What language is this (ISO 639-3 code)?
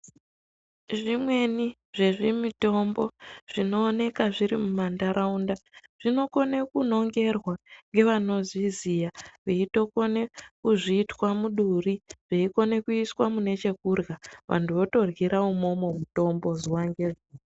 ndc